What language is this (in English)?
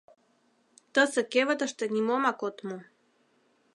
Mari